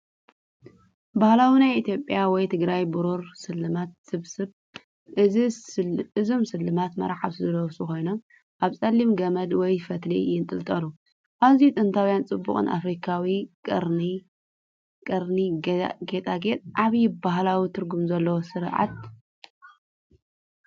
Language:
Tigrinya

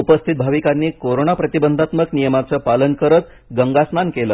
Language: Marathi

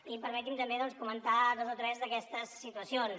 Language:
Catalan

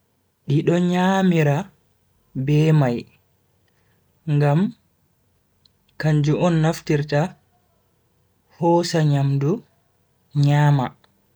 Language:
Bagirmi Fulfulde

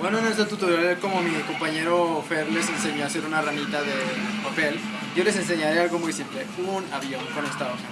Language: Spanish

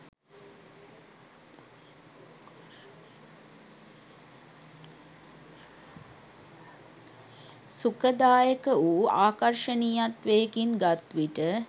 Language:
Sinhala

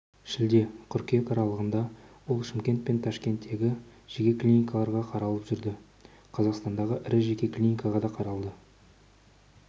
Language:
Kazakh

